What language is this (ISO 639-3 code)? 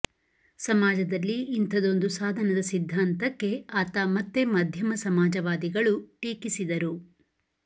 kan